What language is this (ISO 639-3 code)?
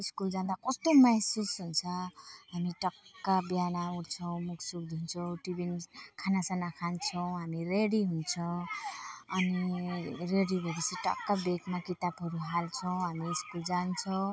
nep